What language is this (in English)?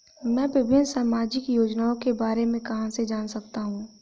Hindi